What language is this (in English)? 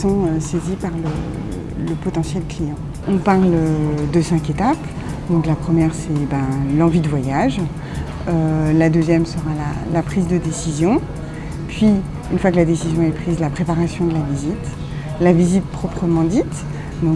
French